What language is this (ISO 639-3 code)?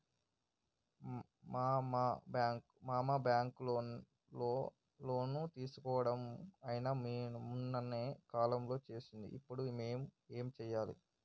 tel